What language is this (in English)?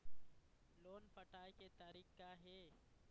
Chhattisgarhi